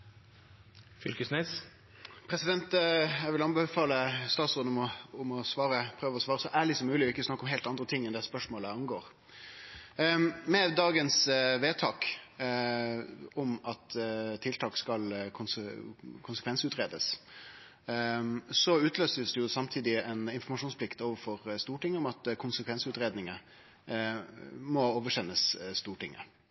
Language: Norwegian Nynorsk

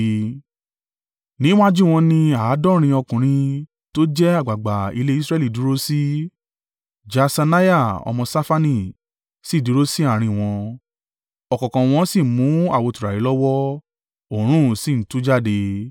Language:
Yoruba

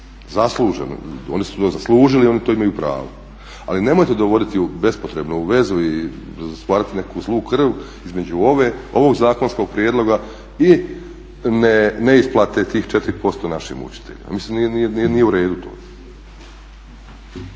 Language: Croatian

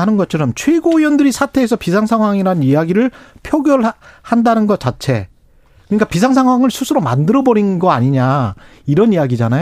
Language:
Korean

